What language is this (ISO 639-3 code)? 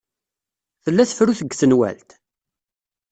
kab